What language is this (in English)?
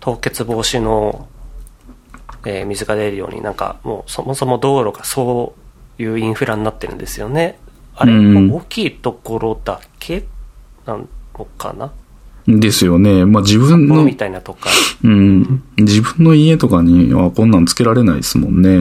Japanese